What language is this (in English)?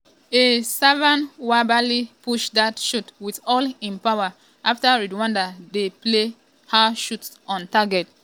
Nigerian Pidgin